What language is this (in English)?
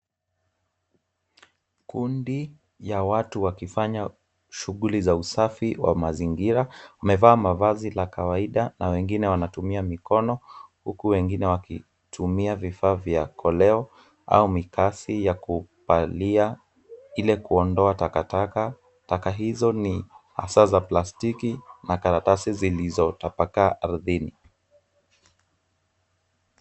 Swahili